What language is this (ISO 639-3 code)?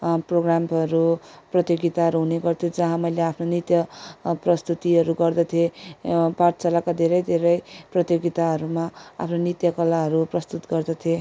nep